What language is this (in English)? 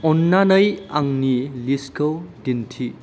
Bodo